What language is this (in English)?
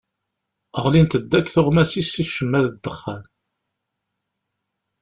Kabyle